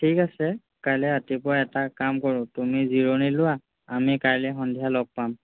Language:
Assamese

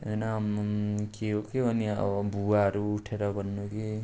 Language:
Nepali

